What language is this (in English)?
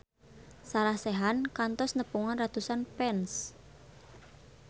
Sundanese